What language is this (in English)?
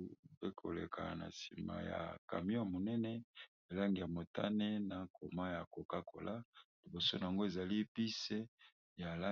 Lingala